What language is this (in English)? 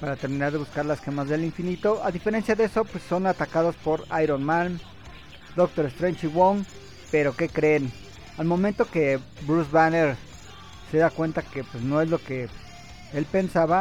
Spanish